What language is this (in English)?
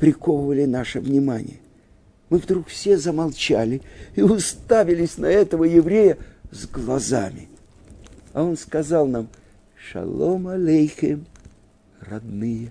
Russian